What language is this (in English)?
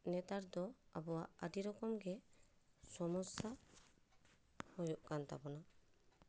Santali